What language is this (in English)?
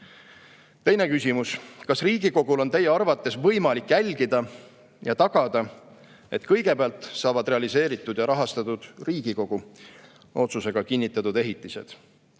Estonian